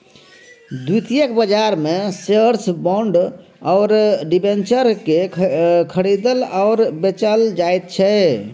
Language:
Maithili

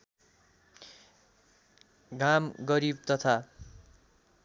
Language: Nepali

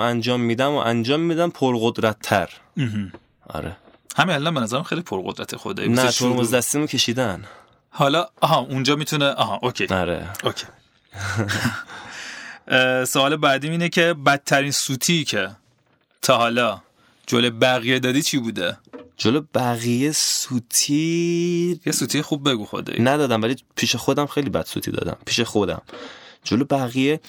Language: Persian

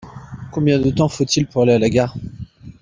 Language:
French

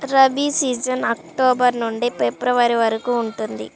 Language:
Telugu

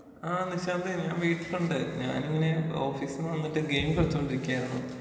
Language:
Malayalam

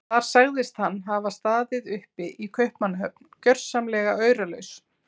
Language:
Icelandic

